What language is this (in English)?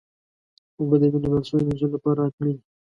Pashto